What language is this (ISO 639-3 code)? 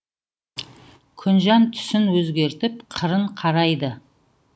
kaz